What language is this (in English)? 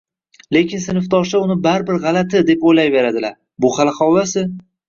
Uzbek